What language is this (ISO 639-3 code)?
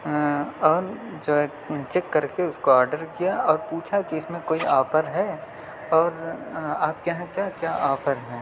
urd